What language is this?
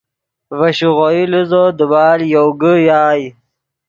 Yidgha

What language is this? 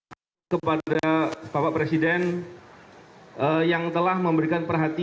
Indonesian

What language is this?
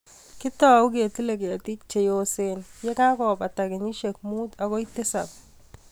Kalenjin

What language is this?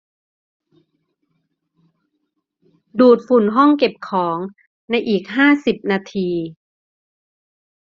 Thai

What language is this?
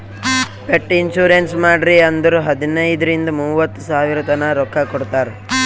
Kannada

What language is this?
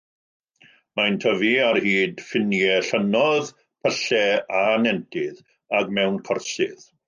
Welsh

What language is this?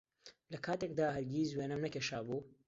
Central Kurdish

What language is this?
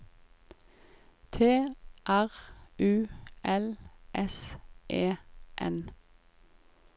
Norwegian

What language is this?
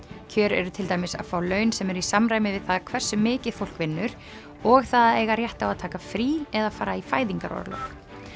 Icelandic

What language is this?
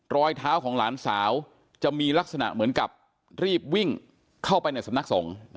Thai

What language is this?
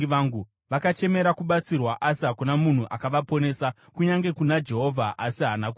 Shona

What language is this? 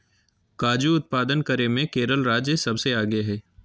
Magahi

